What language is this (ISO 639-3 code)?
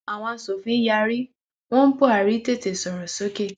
yor